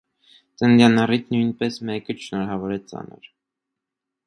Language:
Armenian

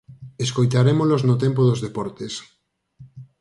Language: Galician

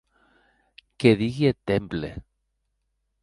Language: Occitan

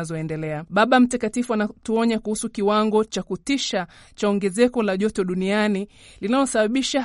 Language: Swahili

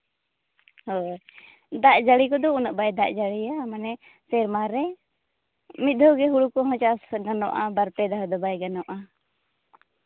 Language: Santali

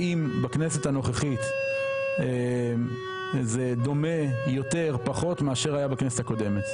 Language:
Hebrew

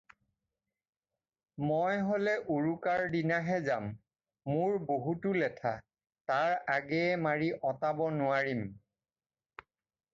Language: Assamese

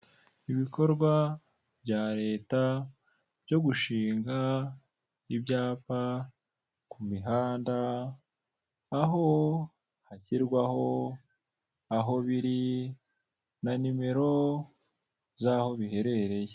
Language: Kinyarwanda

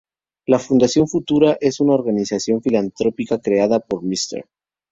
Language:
Spanish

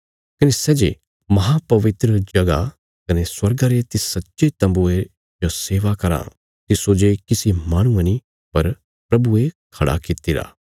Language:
Bilaspuri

